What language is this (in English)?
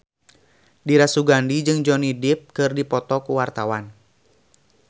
Sundanese